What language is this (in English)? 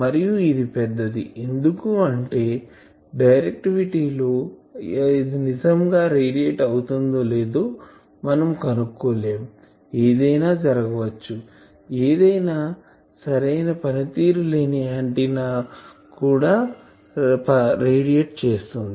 Telugu